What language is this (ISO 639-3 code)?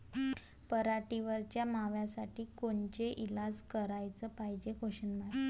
mar